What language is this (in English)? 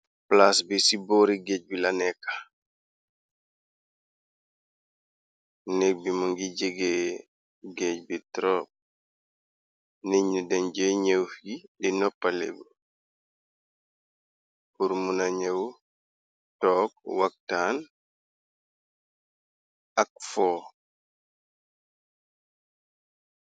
Wolof